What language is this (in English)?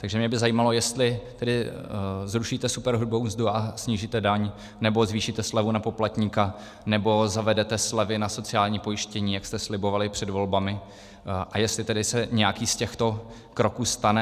Czech